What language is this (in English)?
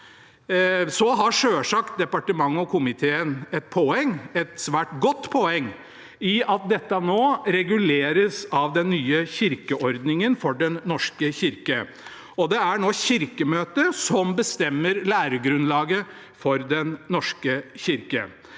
Norwegian